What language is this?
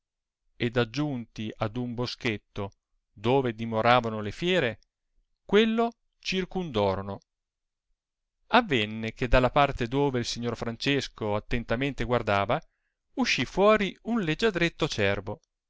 Italian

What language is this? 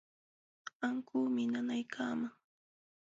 Jauja Wanca Quechua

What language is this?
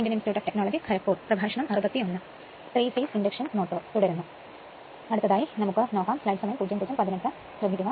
Malayalam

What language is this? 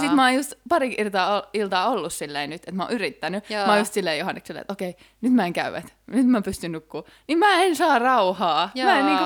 Finnish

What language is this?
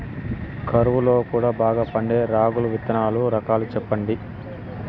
Telugu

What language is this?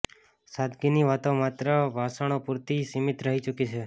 Gujarati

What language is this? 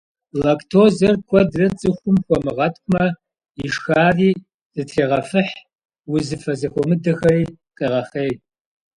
Kabardian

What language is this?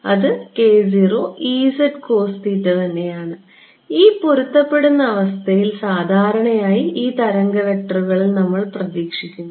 Malayalam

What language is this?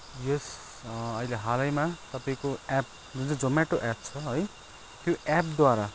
Nepali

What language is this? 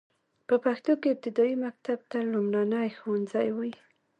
Pashto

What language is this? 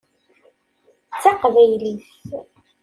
Kabyle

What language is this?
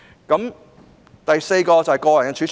Cantonese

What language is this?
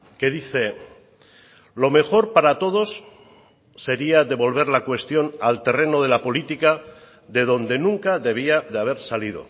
Spanish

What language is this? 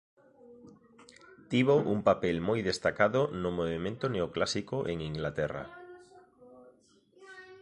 Galician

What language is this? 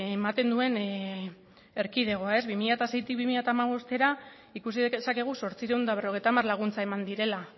Basque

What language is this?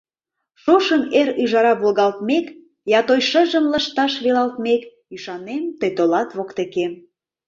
Mari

